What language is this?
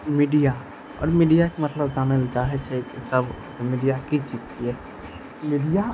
Maithili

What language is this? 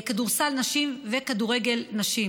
Hebrew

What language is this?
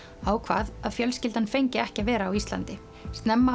Icelandic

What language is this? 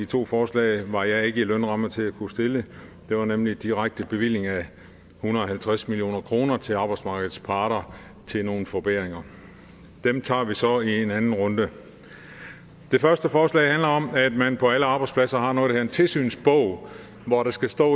Danish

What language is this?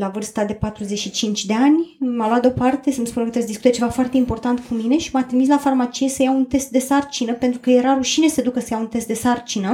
Romanian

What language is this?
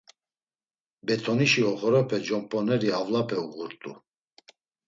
Laz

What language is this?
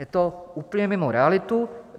Czech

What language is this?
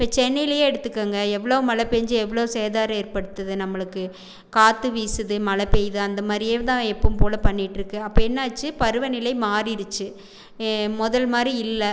Tamil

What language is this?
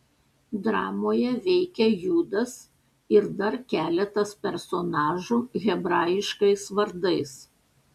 Lithuanian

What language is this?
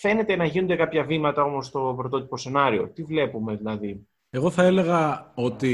Greek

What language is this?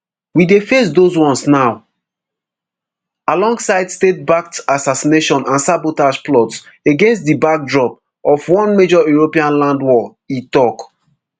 Nigerian Pidgin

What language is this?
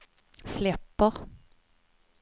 Swedish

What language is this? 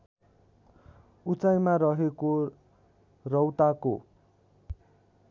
Nepali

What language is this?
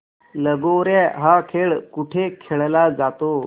Marathi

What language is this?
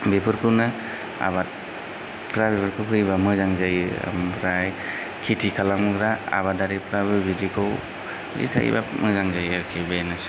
Bodo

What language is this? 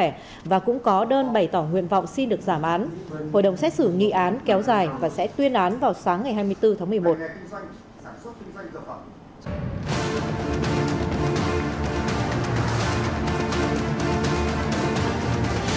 Vietnamese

